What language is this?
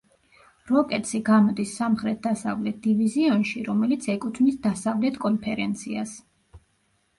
Georgian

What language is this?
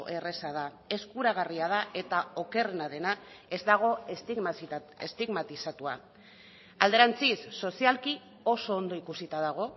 Basque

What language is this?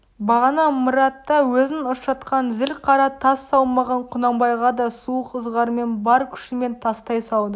Kazakh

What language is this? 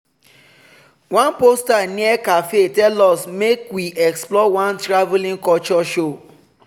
Nigerian Pidgin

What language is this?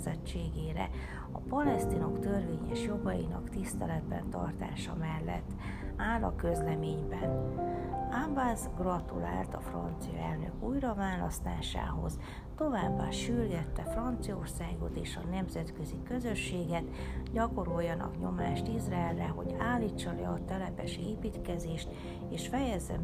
Hungarian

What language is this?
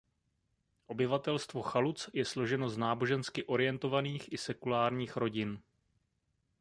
Czech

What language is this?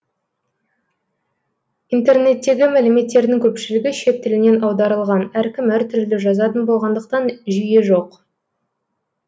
Kazakh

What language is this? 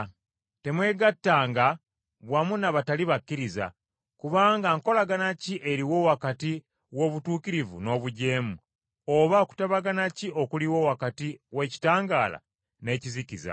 Ganda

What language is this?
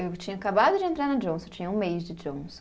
Portuguese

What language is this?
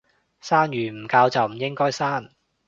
Cantonese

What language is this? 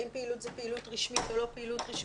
Hebrew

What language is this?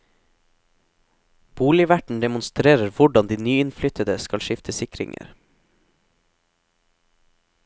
Norwegian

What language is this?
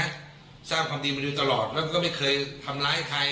Thai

